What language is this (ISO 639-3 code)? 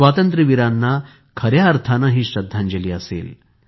mar